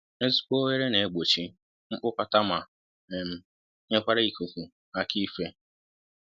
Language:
Igbo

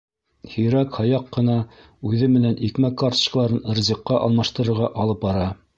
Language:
Bashkir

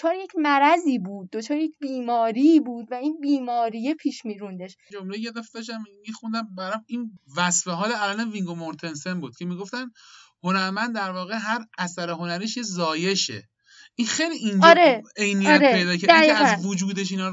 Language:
Persian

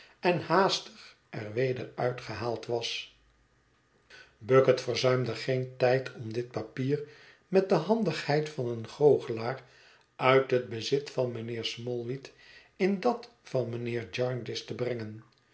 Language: Dutch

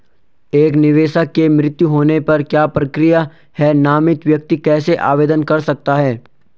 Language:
Hindi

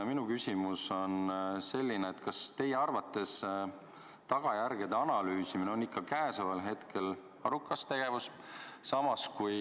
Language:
Estonian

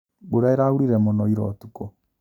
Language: Kikuyu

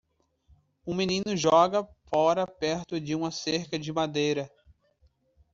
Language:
Portuguese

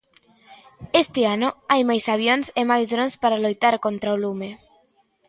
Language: Galician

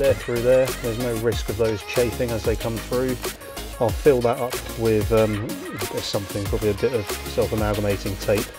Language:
English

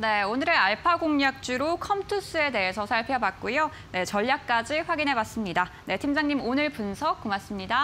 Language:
Korean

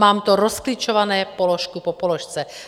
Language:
Czech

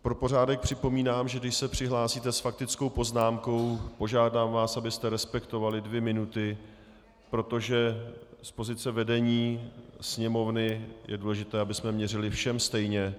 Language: Czech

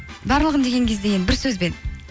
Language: Kazakh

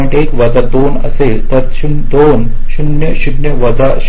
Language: Marathi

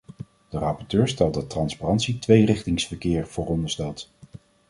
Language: Dutch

